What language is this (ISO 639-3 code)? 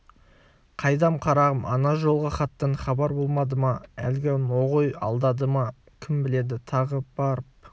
kaz